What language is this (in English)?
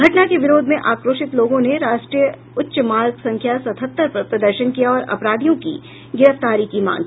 Hindi